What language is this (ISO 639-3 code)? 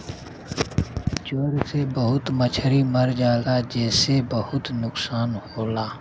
bho